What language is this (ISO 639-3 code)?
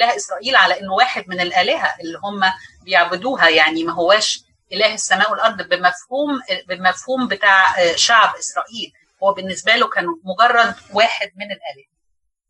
ara